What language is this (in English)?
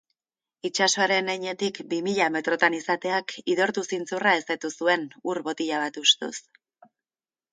Basque